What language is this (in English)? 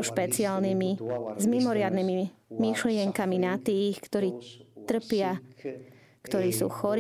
Slovak